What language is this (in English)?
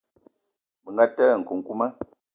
Eton (Cameroon)